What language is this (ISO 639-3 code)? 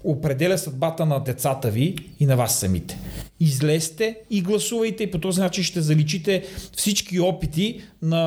bul